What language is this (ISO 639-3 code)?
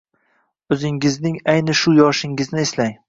uzb